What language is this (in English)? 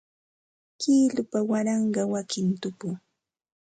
Ambo-Pasco Quechua